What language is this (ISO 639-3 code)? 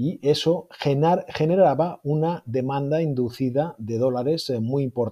spa